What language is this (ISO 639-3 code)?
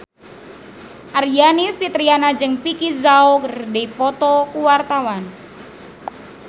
sun